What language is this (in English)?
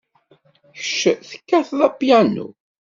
Kabyle